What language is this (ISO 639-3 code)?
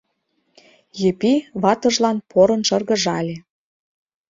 chm